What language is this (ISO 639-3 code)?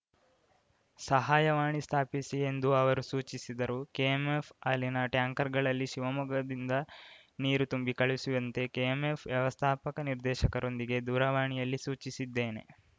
kan